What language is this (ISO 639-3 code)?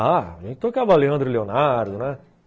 por